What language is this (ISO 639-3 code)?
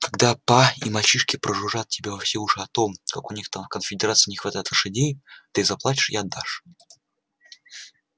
rus